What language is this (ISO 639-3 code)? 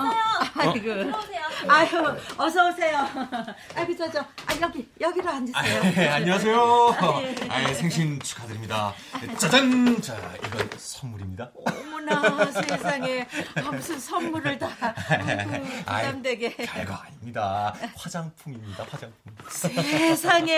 kor